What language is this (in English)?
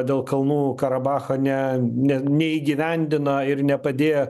Lithuanian